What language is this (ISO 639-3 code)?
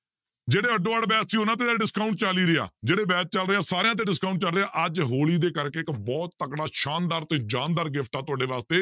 pan